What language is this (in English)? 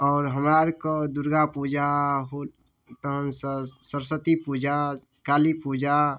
Maithili